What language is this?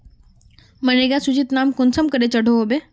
Magahi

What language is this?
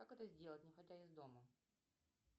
Russian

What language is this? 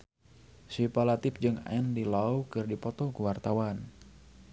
Sundanese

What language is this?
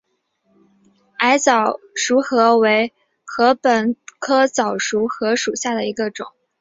Chinese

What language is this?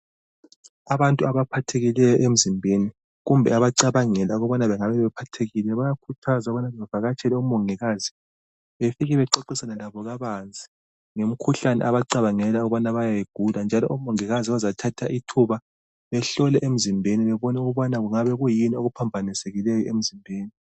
North Ndebele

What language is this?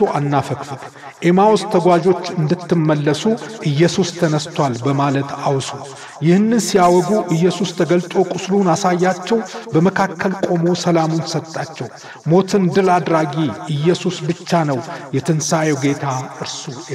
Arabic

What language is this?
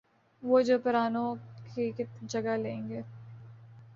Urdu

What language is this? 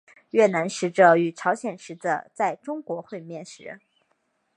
Chinese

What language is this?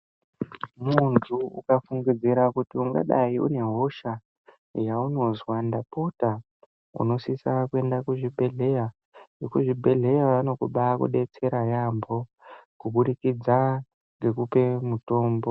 Ndau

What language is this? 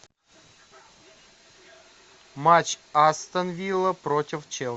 Russian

